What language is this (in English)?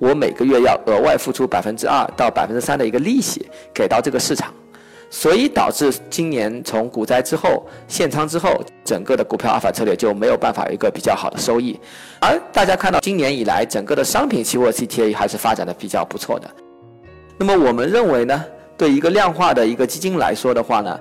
Chinese